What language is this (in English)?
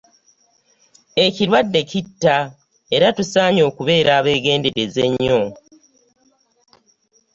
Ganda